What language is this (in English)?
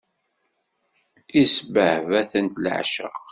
Kabyle